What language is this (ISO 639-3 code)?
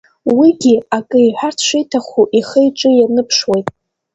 abk